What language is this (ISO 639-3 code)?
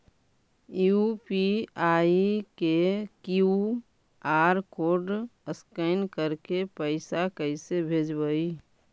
mag